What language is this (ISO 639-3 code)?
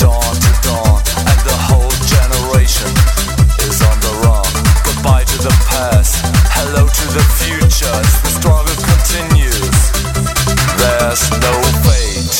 rus